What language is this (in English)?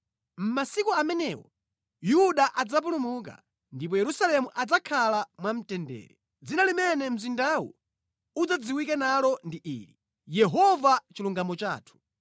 Nyanja